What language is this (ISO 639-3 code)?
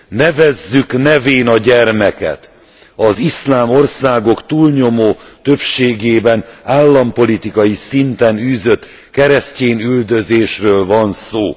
hun